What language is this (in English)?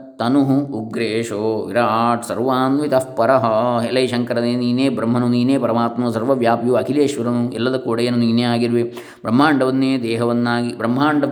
Kannada